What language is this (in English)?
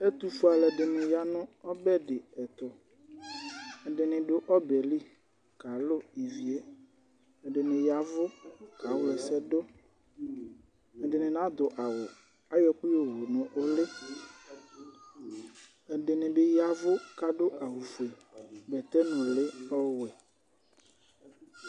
Ikposo